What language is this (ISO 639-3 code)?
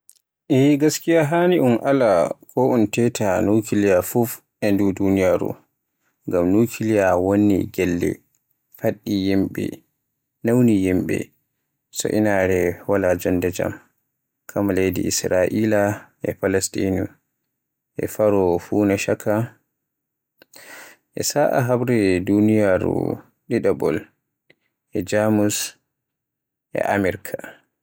fue